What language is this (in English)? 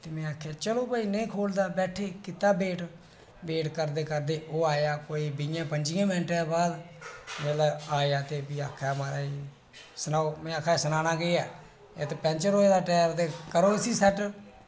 Dogri